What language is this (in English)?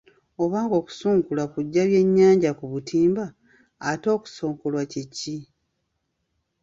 Ganda